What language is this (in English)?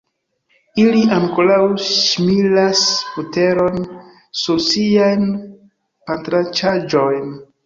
Esperanto